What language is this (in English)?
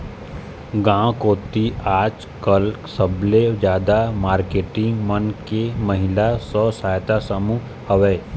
Chhattisgarhi